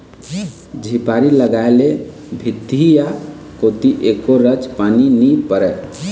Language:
Chhattisgarhi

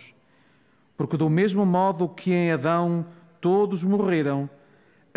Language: Portuguese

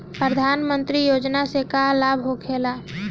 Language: Bhojpuri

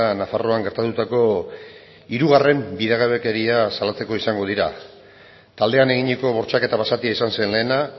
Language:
Basque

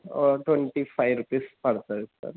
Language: Telugu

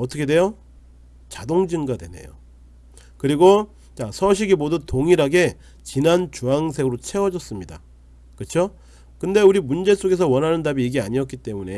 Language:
Korean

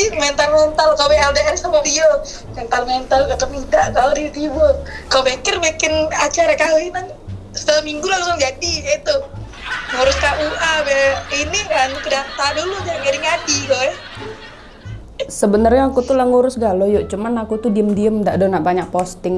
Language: Indonesian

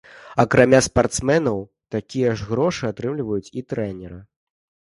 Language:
Belarusian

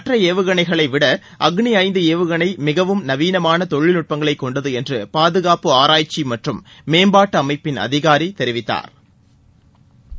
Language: Tamil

